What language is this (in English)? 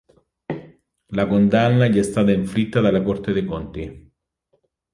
Italian